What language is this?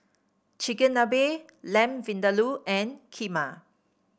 English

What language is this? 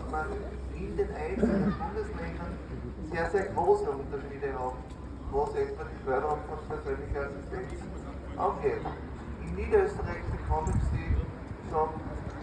German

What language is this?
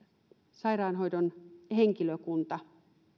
Finnish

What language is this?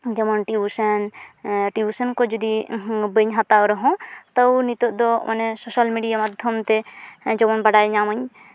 Santali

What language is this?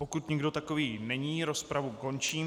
Czech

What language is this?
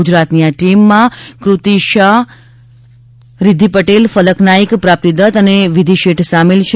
Gujarati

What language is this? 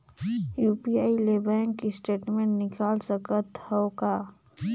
Chhattisgarhi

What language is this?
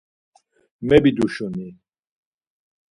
Laz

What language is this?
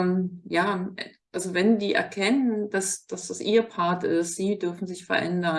German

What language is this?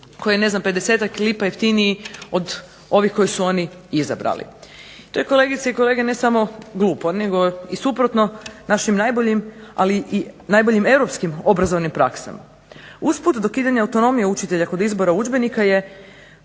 Croatian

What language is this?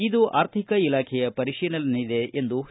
Kannada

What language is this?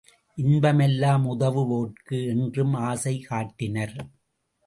Tamil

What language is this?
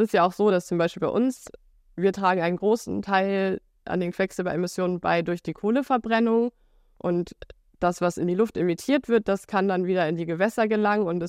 German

